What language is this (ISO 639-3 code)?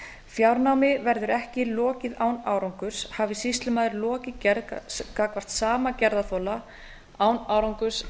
isl